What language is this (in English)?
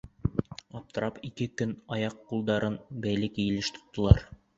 Bashkir